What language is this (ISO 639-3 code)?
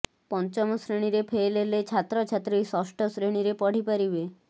ori